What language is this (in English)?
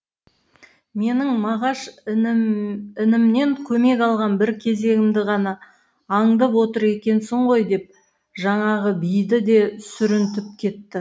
Kazakh